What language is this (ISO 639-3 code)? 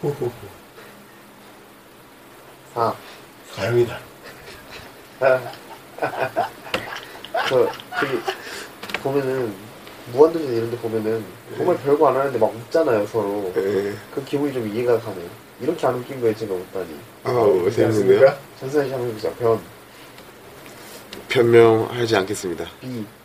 kor